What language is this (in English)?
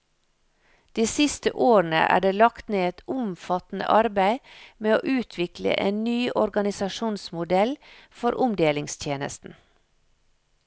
Norwegian